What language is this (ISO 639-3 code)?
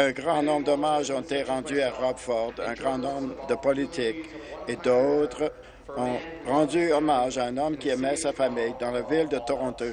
fra